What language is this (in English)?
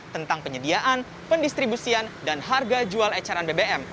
Indonesian